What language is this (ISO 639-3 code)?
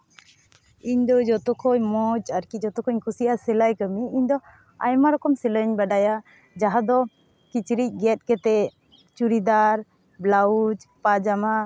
sat